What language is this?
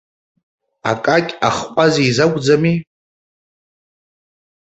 Abkhazian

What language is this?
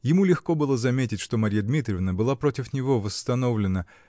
Russian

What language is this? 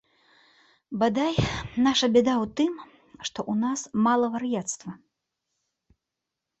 Belarusian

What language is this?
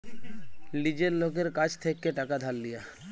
Bangla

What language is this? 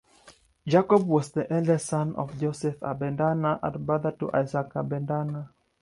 English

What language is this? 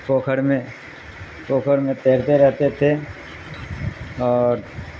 Urdu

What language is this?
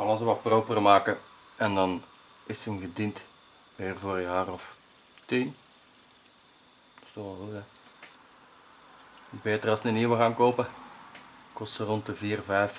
Dutch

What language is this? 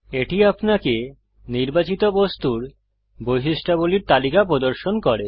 Bangla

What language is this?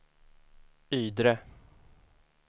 Swedish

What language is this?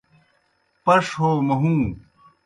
Kohistani Shina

